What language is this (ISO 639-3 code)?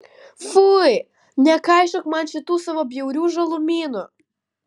lit